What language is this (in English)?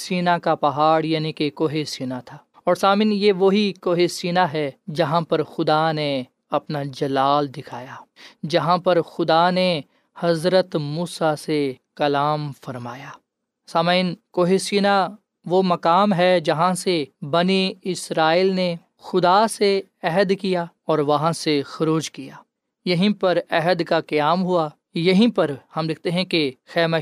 Urdu